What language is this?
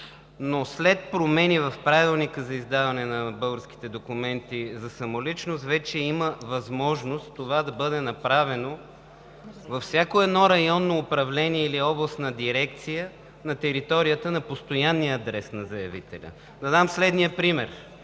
Bulgarian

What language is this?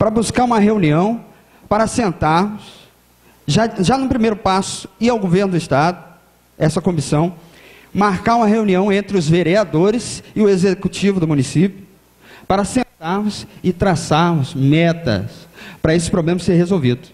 Portuguese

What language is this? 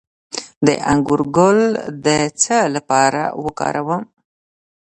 Pashto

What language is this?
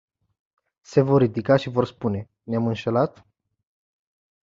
Romanian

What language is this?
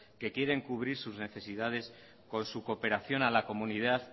Spanish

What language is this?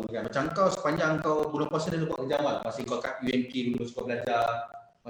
Malay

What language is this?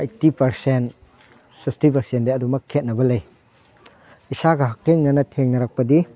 Manipuri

